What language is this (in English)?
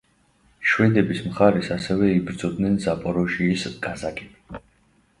Georgian